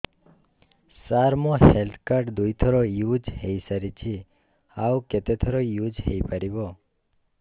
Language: Odia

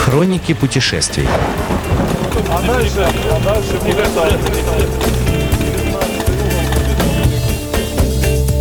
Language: Russian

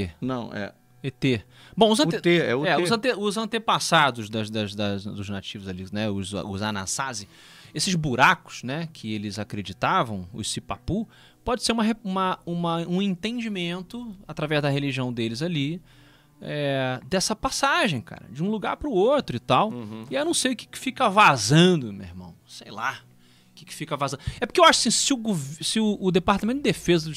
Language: Portuguese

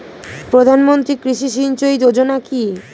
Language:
Bangla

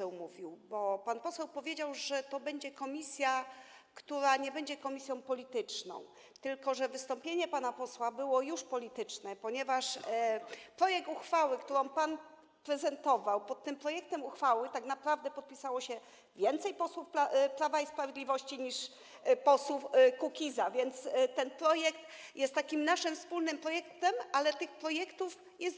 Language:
Polish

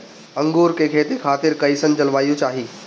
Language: Bhojpuri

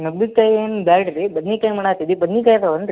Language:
Kannada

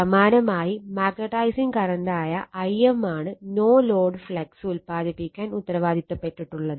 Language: Malayalam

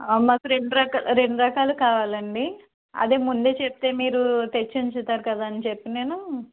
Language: Telugu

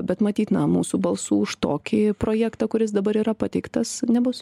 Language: Lithuanian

